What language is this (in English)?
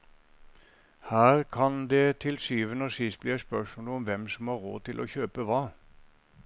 Norwegian